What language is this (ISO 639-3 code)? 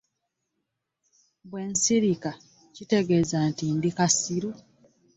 lug